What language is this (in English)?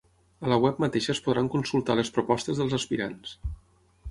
Catalan